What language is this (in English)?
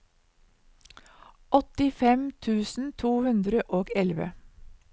Norwegian